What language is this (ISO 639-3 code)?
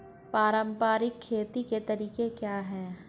hin